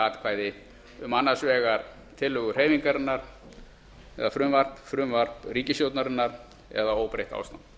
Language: Icelandic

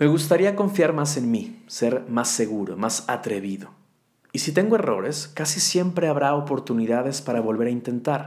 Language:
Spanish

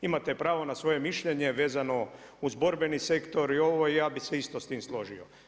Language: Croatian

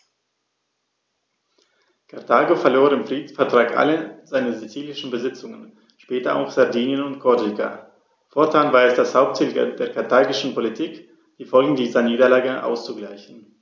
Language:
German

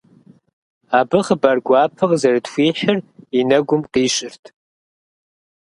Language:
Kabardian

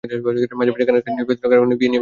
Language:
Bangla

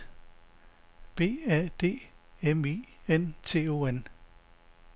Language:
Danish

